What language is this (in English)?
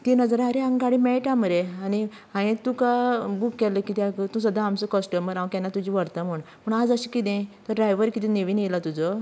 Konkani